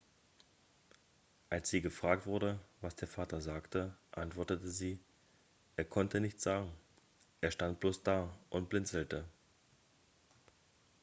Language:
German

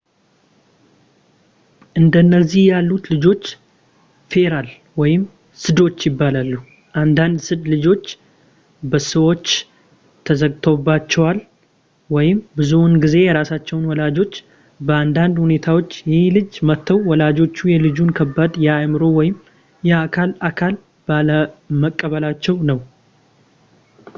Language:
Amharic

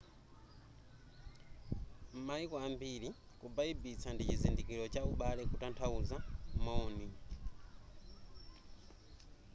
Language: Nyanja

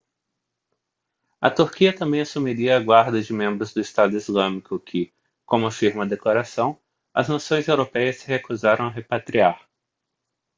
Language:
Portuguese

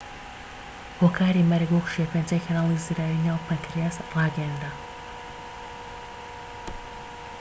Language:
Central Kurdish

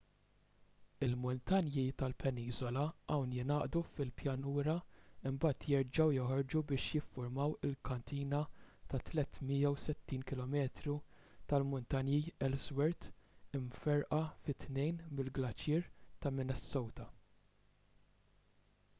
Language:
Maltese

